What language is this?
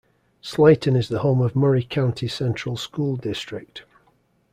English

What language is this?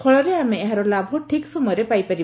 Odia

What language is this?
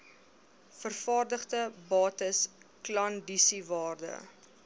Afrikaans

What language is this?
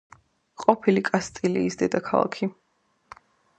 Georgian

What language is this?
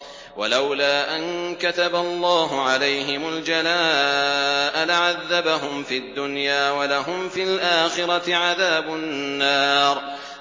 Arabic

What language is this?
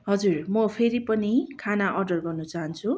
Nepali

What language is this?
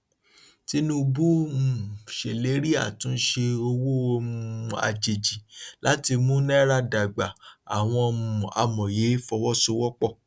Yoruba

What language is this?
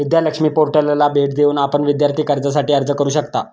Marathi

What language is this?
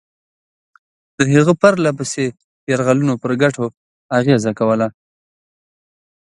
Pashto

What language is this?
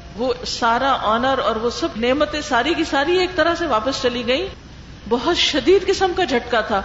Urdu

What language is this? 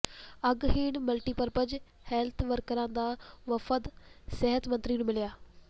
Punjabi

